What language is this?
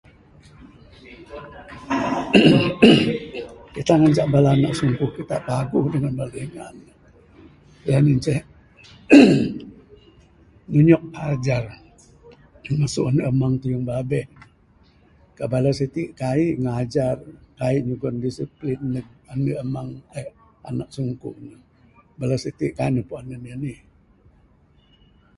Bukar-Sadung Bidayuh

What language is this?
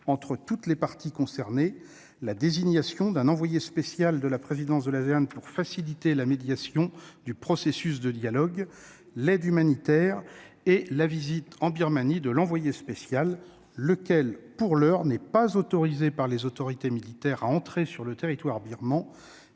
French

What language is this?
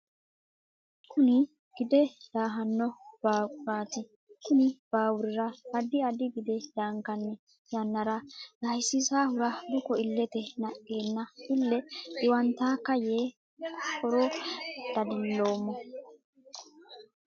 Sidamo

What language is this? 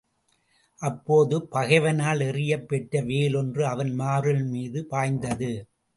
Tamil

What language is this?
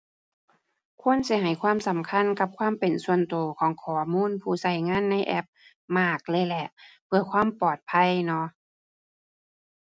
Thai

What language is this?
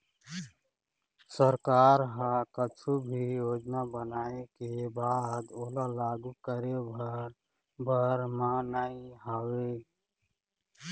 Chhattisgarhi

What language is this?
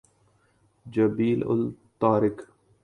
Urdu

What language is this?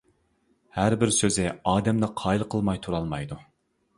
Uyghur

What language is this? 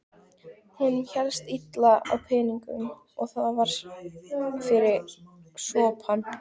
Icelandic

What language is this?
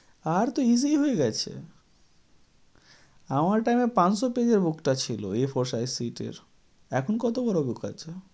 Bangla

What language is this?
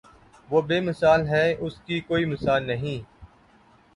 Urdu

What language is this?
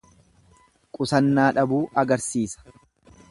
Oromo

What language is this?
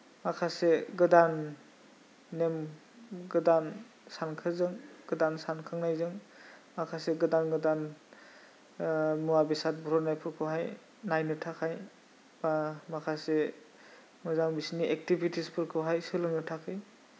Bodo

